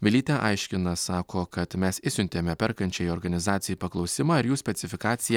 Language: Lithuanian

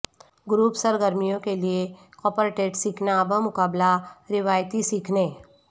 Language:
Urdu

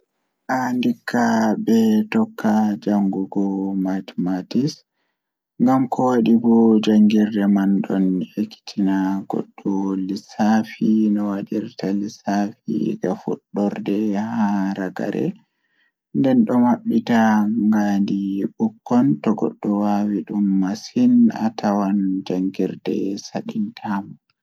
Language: Fula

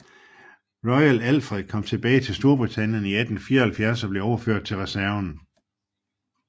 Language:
Danish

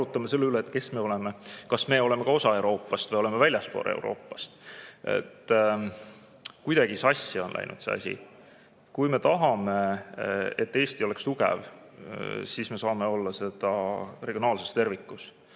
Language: Estonian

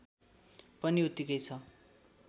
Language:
Nepali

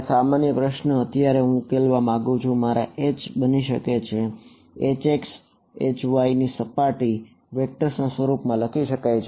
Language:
Gujarati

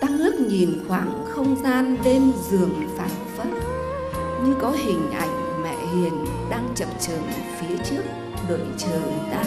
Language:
Vietnamese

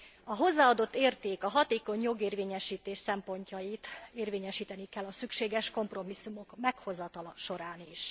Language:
Hungarian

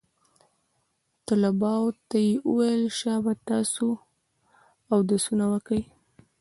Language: Pashto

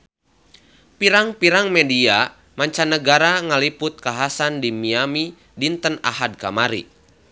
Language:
Sundanese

